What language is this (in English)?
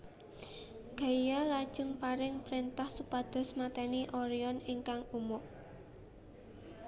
Javanese